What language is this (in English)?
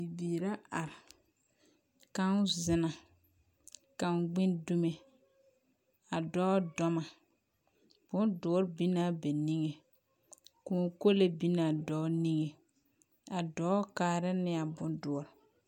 Southern Dagaare